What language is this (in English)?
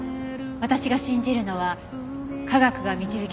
Japanese